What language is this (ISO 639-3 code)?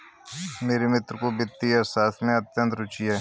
hin